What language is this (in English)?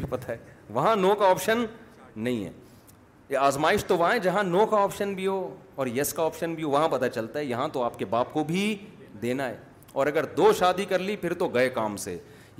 Urdu